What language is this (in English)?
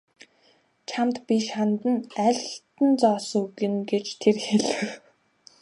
Mongolian